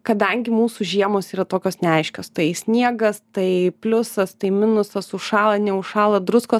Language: Lithuanian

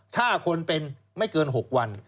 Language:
Thai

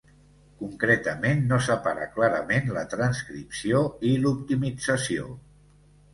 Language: Catalan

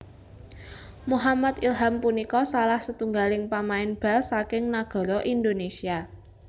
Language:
Javanese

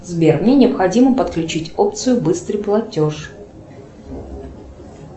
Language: Russian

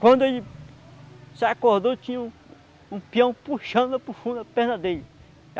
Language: Portuguese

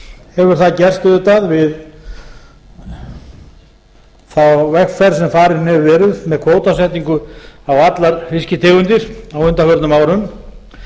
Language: Icelandic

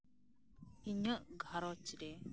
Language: Santali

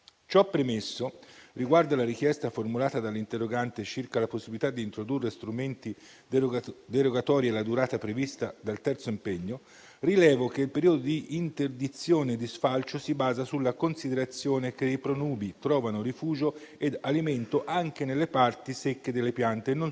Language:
Italian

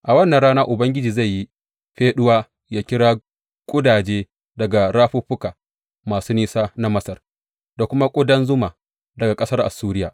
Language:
Hausa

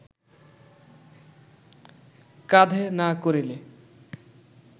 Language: Bangla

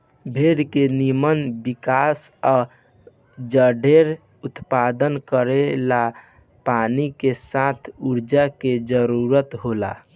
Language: Bhojpuri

